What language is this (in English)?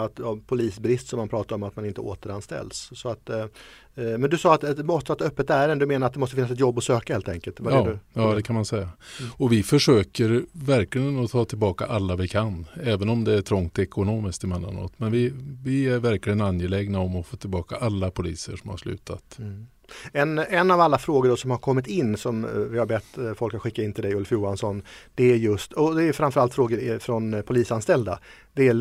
Swedish